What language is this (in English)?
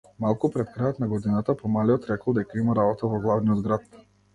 Macedonian